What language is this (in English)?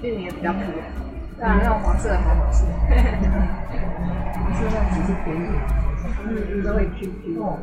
Chinese